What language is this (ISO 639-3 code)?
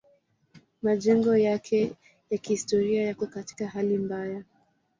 swa